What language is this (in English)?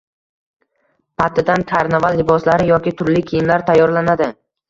Uzbek